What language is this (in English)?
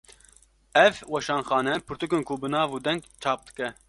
Kurdish